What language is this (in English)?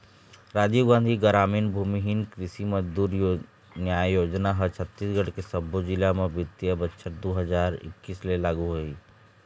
Chhattisgarhi